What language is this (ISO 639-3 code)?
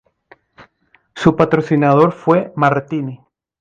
spa